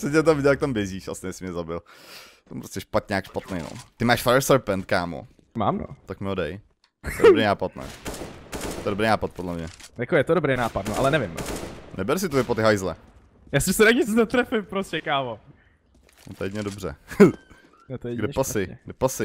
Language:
Czech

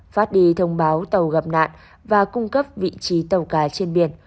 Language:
Vietnamese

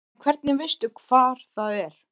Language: Icelandic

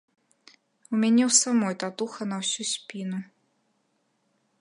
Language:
Belarusian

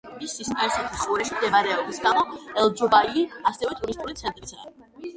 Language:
Georgian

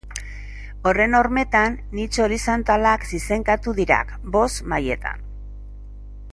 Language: Basque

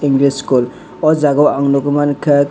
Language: Kok Borok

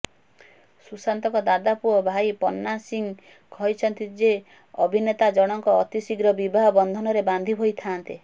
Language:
Odia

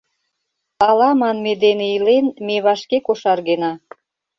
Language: Mari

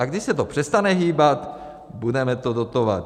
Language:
Czech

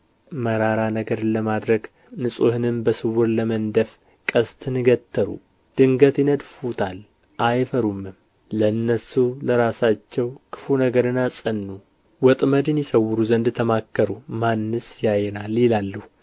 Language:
Amharic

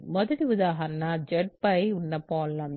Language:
Telugu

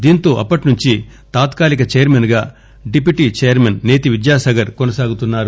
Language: Telugu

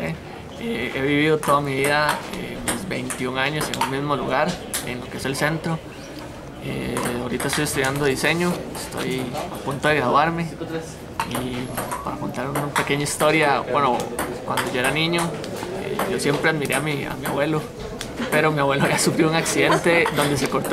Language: Spanish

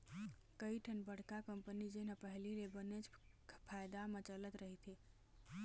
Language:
Chhattisgarhi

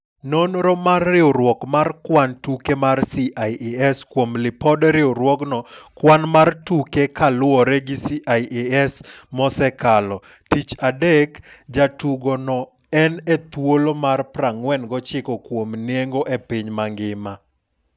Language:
Luo (Kenya and Tanzania)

